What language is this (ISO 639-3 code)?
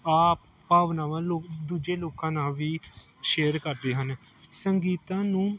pan